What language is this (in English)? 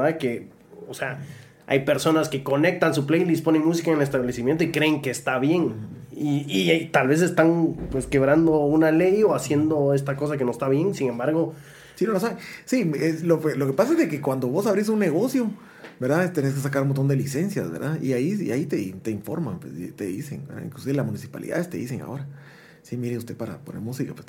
Spanish